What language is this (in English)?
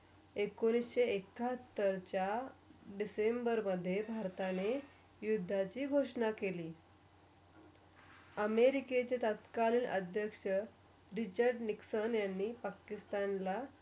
Marathi